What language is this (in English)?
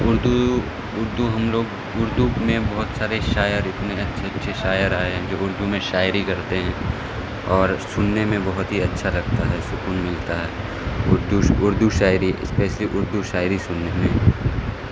Urdu